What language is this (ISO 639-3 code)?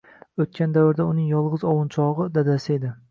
uzb